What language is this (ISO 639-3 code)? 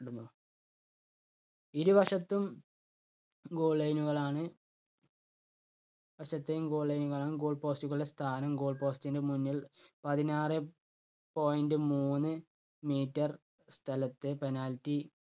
mal